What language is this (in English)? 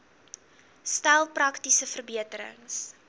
Afrikaans